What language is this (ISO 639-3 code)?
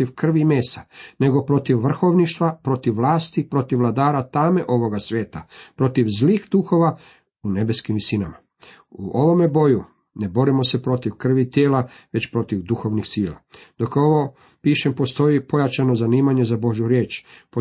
hrv